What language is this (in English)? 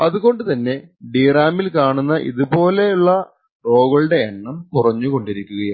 Malayalam